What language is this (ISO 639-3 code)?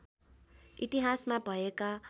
nep